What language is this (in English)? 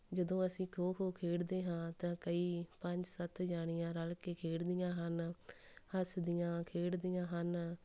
Punjabi